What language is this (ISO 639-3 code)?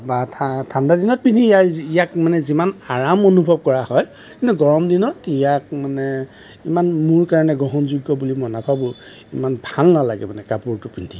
asm